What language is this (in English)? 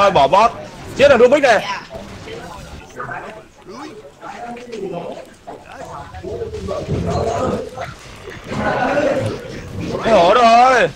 Vietnamese